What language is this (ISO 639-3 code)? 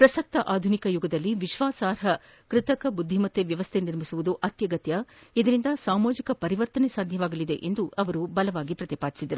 kan